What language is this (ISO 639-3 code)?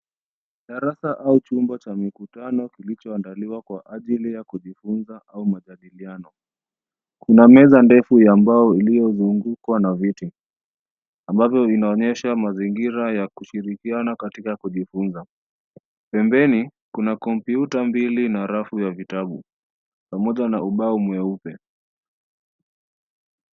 swa